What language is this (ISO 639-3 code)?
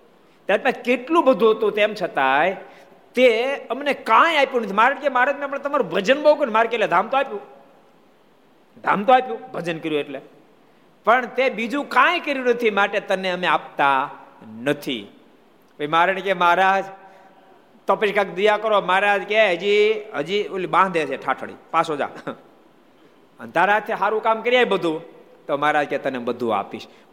guj